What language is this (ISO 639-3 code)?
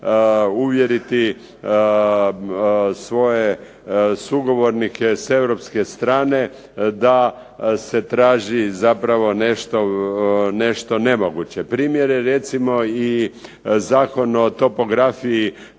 hrv